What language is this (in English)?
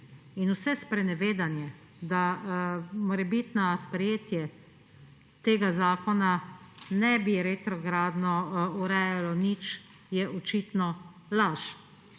Slovenian